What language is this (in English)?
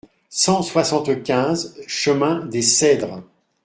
French